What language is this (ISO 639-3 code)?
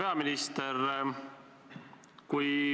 est